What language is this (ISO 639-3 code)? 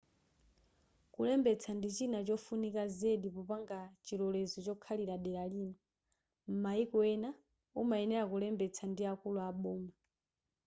nya